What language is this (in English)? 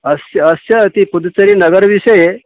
Sanskrit